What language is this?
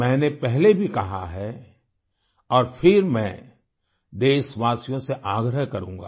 Hindi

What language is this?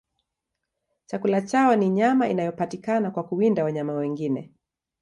Swahili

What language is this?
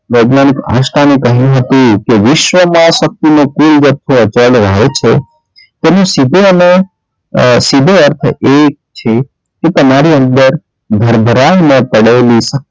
Gujarati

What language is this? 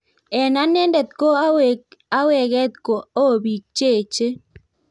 Kalenjin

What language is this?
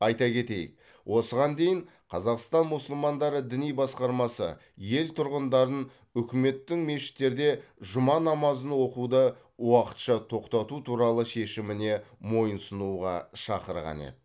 Kazakh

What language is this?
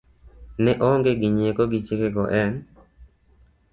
Luo (Kenya and Tanzania)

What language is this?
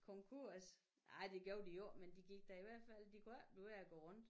Danish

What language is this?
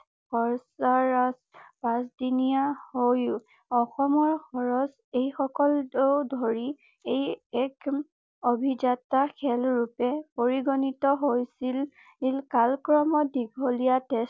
Assamese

